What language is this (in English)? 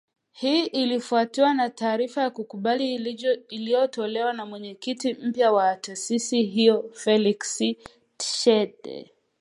Swahili